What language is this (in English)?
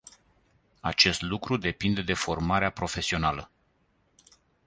Romanian